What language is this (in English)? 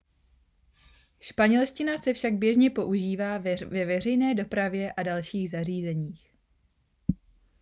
Czech